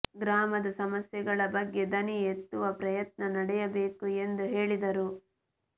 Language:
Kannada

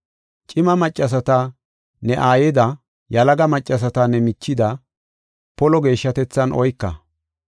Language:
Gofa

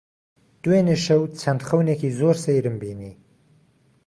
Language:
Central Kurdish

